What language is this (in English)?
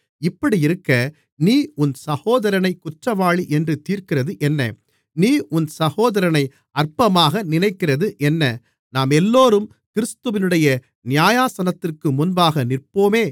Tamil